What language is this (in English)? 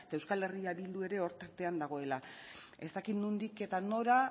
Basque